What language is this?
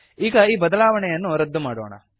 Kannada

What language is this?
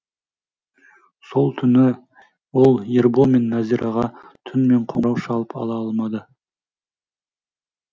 Kazakh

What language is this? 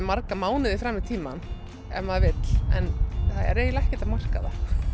Icelandic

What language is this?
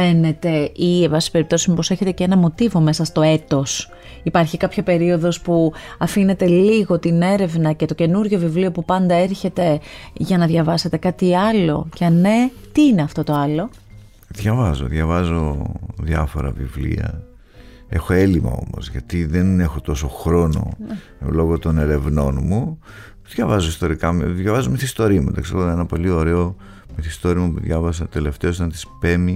Greek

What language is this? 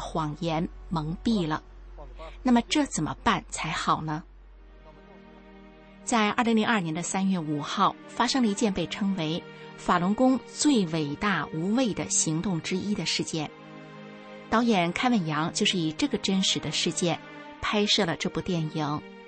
Chinese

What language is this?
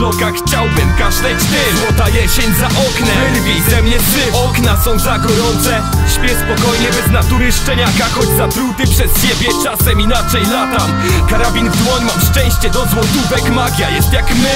Polish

